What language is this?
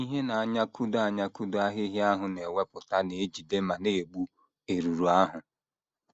Igbo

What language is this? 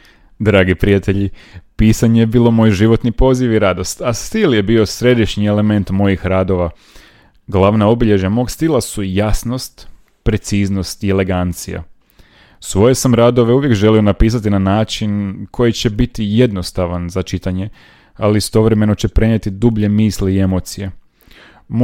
Croatian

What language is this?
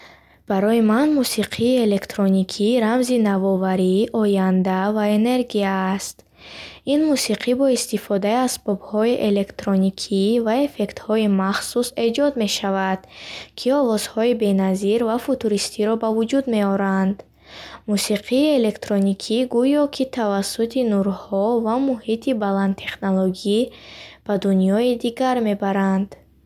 Bukharic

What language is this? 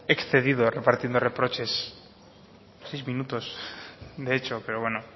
Spanish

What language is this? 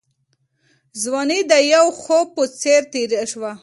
Pashto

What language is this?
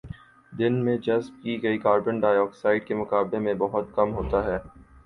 Urdu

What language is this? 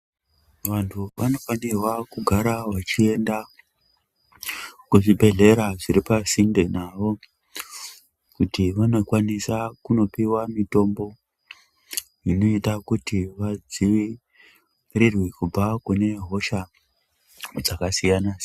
Ndau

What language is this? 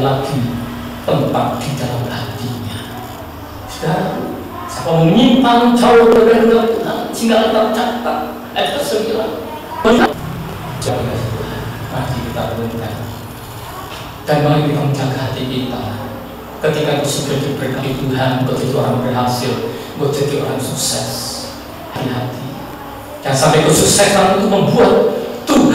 Indonesian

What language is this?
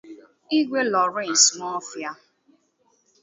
Igbo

